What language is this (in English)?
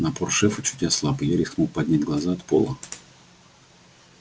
Russian